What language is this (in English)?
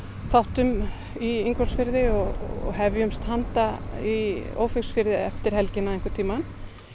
Icelandic